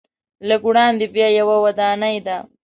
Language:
Pashto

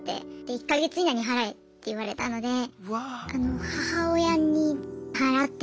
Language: Japanese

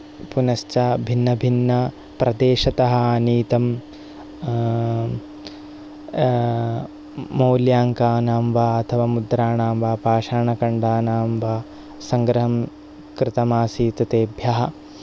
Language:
Sanskrit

